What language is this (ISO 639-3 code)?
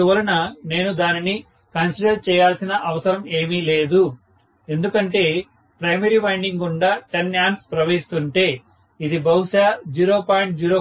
tel